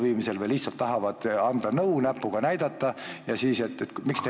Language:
Estonian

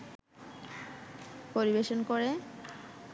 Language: Bangla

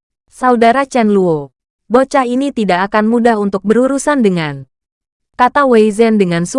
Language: Indonesian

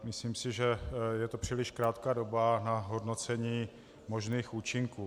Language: Czech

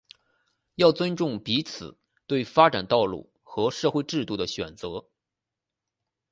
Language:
Chinese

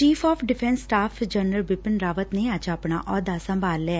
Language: Punjabi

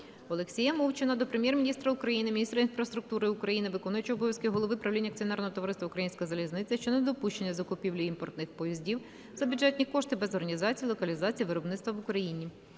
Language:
Ukrainian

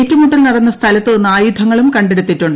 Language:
Malayalam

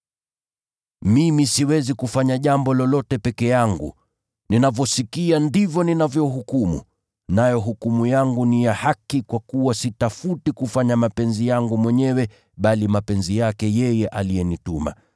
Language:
Swahili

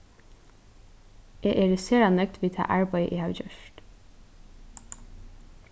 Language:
Faroese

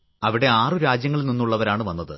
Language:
Malayalam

